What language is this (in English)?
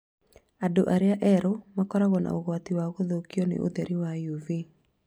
Kikuyu